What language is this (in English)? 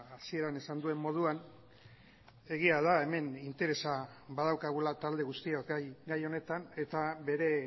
Basque